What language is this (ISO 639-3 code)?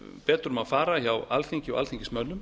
isl